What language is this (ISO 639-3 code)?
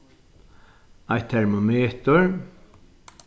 fao